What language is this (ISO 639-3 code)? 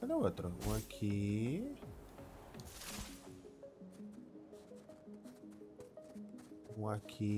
por